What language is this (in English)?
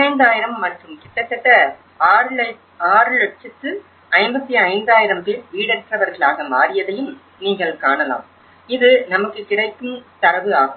Tamil